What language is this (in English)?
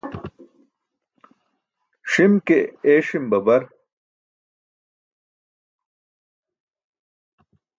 Burushaski